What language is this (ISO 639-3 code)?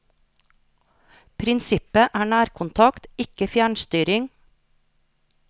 nor